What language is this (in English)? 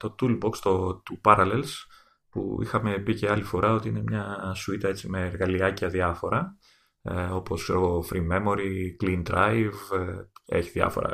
Greek